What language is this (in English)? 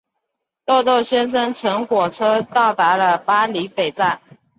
Chinese